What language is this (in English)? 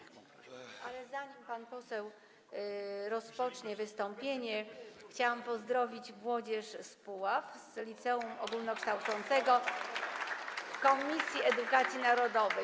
Polish